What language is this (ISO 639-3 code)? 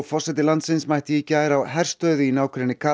isl